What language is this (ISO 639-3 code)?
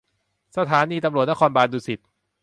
tha